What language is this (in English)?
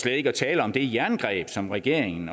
Danish